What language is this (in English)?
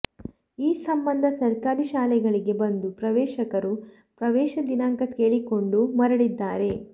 Kannada